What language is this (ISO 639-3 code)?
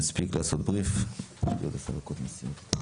heb